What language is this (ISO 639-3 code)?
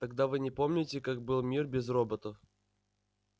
rus